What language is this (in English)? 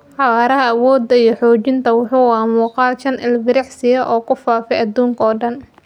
Somali